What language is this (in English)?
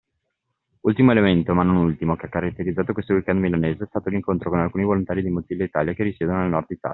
Italian